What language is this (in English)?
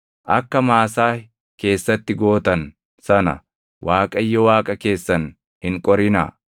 Oromo